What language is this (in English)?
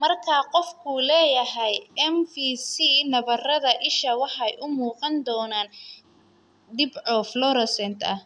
Somali